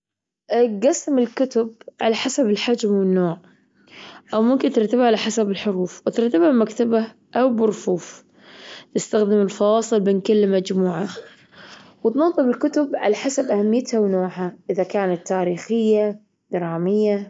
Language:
Gulf Arabic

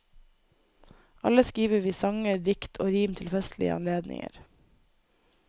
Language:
Norwegian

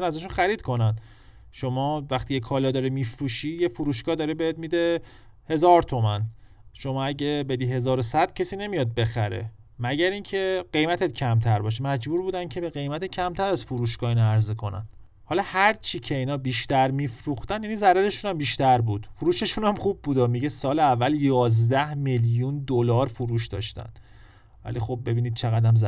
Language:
Persian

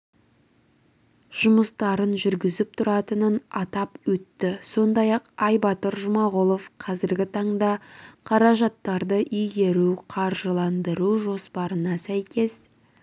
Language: Kazakh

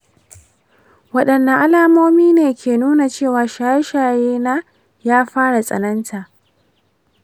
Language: Hausa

